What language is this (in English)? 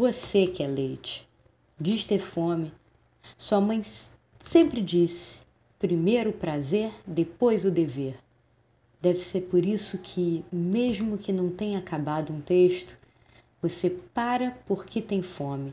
Portuguese